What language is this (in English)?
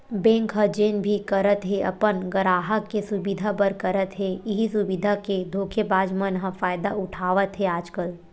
Chhattisgarhi